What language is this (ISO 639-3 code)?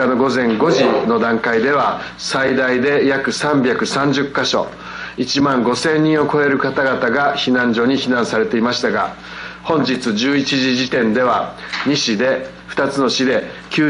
jpn